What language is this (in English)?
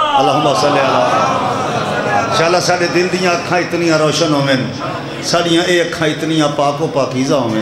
Arabic